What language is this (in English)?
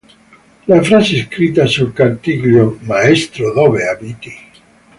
Italian